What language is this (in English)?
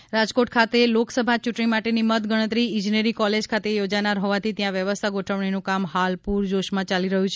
Gujarati